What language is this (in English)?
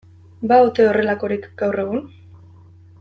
Basque